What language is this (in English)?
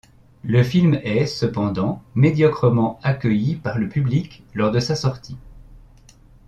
French